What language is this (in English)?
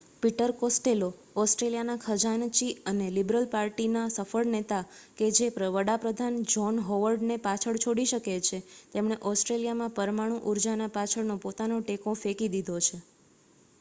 Gujarati